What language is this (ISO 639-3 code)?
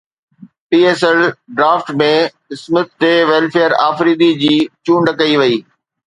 snd